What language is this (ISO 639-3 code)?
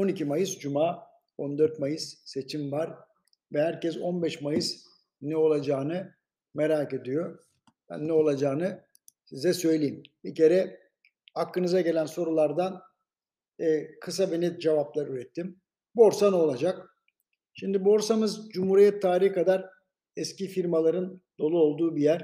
tur